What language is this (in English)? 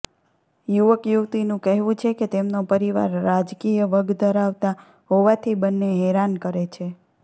Gujarati